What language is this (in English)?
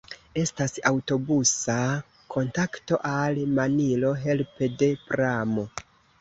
Esperanto